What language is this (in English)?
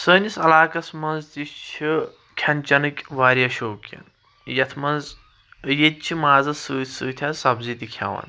Kashmiri